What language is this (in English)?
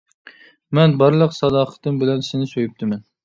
Uyghur